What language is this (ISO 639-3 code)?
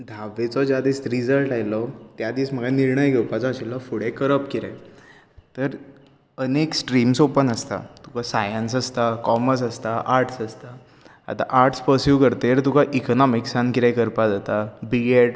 kok